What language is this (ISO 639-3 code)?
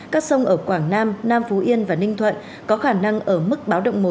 vie